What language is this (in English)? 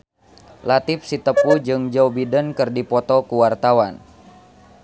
Sundanese